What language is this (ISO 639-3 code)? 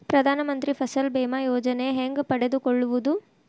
kan